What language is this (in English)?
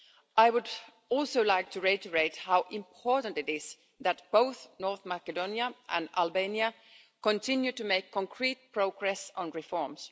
English